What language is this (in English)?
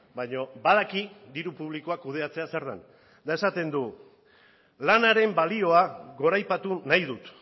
Basque